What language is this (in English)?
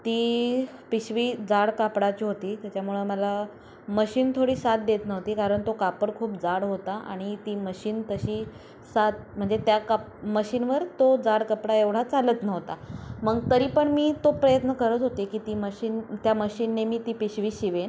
Marathi